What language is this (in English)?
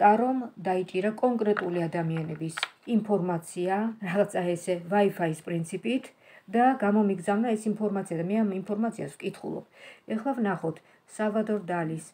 Romanian